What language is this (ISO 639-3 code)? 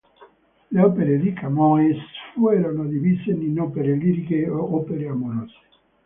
ita